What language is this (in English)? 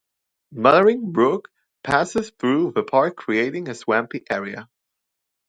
English